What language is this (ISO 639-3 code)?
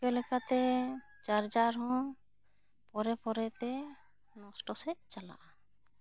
sat